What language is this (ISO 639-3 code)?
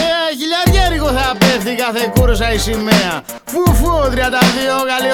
ell